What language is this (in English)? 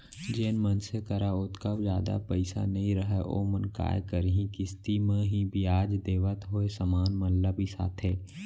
Chhattisgarhi